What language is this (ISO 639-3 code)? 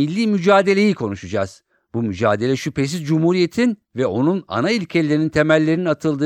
tur